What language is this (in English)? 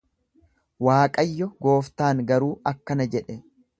Oromo